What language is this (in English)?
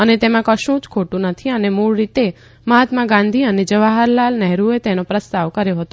Gujarati